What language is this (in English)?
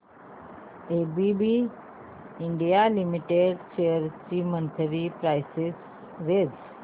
Marathi